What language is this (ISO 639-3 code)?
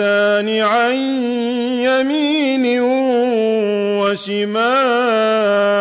ara